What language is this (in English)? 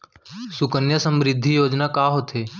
Chhattisgarhi